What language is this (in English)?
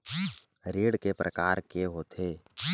Chhattisgarhi